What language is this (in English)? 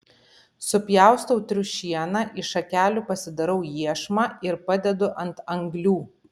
Lithuanian